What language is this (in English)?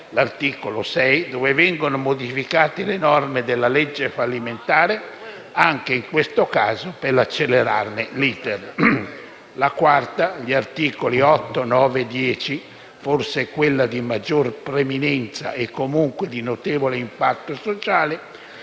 Italian